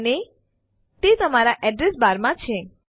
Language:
Gujarati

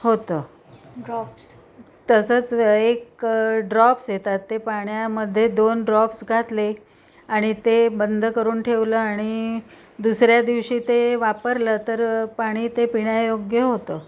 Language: Marathi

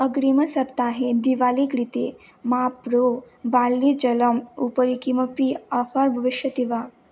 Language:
Sanskrit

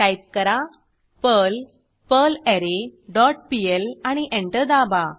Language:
Marathi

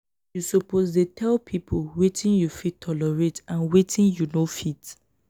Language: Nigerian Pidgin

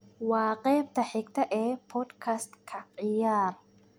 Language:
Somali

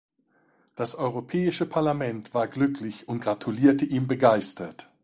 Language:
German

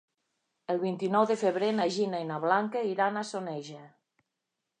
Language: Catalan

